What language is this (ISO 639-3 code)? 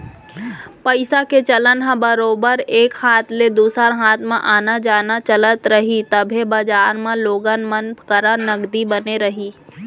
hne